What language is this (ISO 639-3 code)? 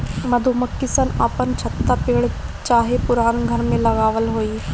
bho